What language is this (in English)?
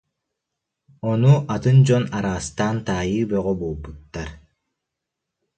Yakut